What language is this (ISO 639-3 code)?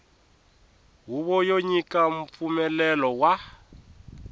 tso